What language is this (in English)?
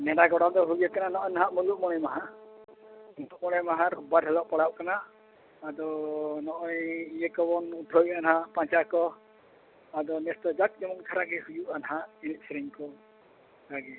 Santali